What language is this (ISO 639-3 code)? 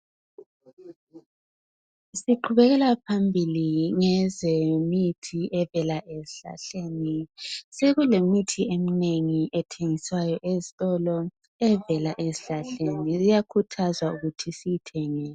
nde